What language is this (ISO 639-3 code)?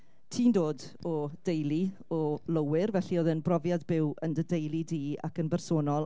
cym